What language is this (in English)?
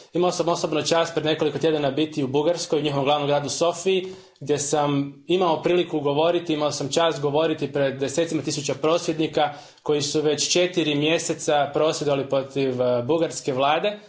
Croatian